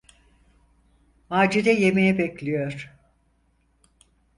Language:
Turkish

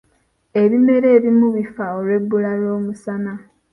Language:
Ganda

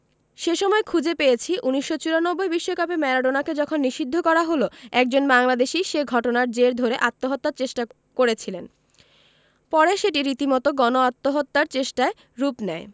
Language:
Bangla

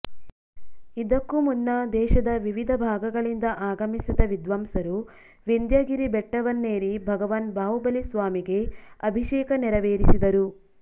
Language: Kannada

